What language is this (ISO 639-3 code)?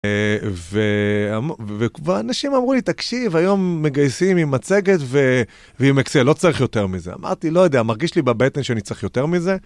heb